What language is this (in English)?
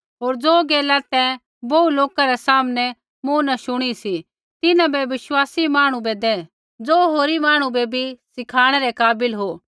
Kullu Pahari